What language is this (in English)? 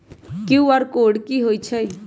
Magahi